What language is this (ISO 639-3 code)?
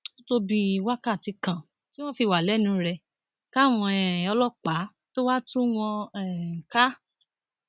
yor